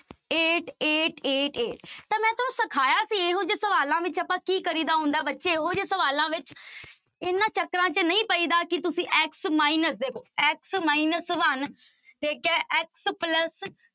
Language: Punjabi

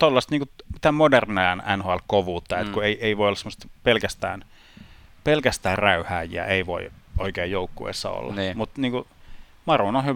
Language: Finnish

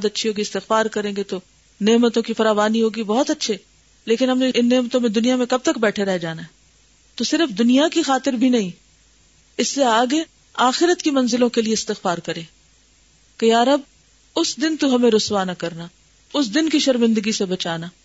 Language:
Urdu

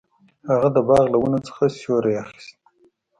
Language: Pashto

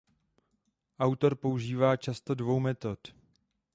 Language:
Czech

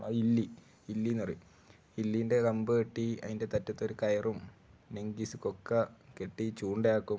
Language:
Malayalam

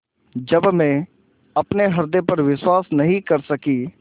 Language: Hindi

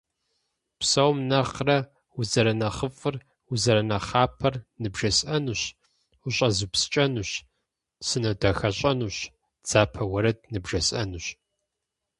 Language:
Kabardian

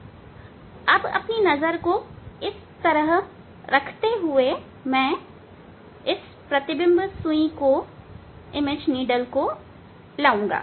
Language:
Hindi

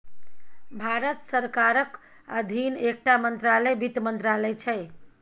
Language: Maithili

